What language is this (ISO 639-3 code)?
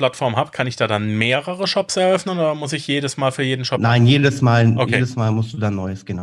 deu